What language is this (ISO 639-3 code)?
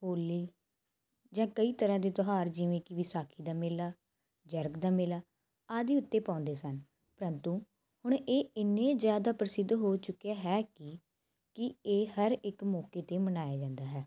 pan